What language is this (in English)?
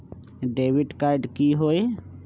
Magahi